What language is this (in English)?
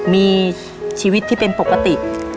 Thai